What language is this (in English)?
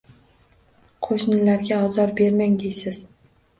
Uzbek